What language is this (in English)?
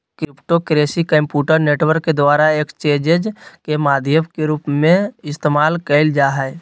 Magahi